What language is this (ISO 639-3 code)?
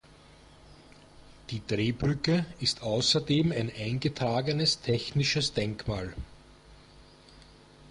deu